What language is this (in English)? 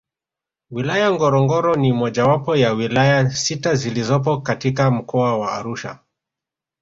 Swahili